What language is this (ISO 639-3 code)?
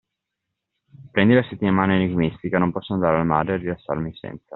ita